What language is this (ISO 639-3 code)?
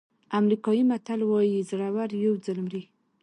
pus